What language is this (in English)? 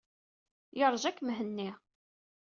Kabyle